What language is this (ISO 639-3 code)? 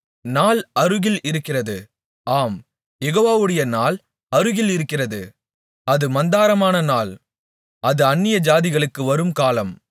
tam